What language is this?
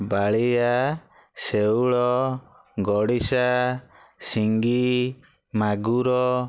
Odia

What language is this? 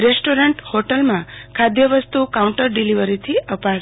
Gujarati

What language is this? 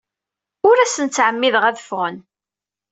Kabyle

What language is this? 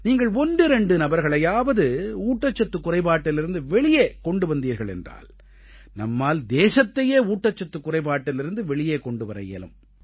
Tamil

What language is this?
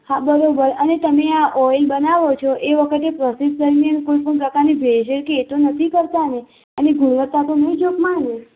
Gujarati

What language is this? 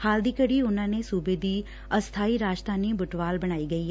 Punjabi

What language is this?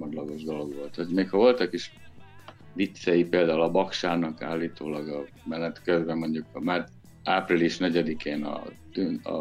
Hungarian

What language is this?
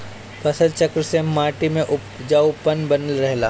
Bhojpuri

